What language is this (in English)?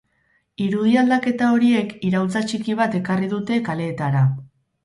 Basque